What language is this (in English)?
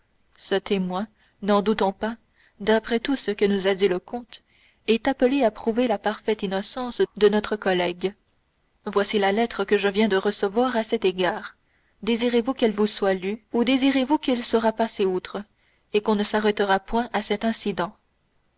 French